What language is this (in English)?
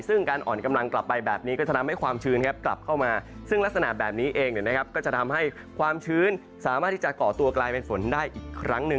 Thai